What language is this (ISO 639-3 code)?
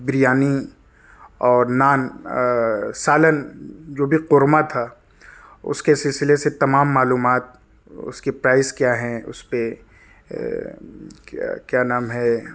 urd